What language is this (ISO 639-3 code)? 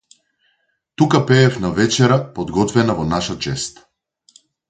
mkd